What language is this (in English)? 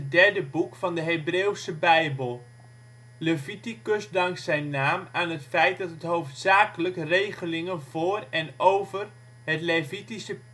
Dutch